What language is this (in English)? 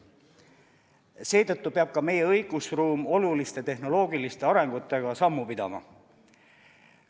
Estonian